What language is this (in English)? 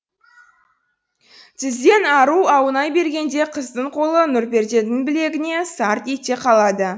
Kazakh